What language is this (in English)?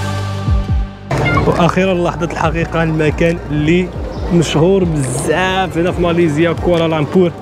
Arabic